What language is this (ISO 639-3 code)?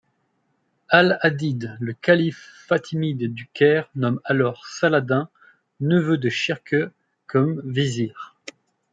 fra